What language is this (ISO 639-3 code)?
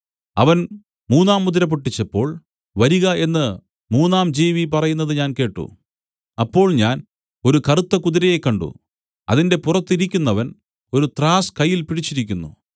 mal